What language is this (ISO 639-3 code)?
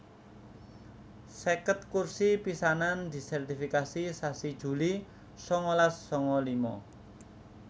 jav